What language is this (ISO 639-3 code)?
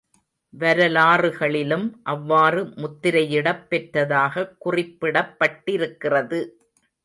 tam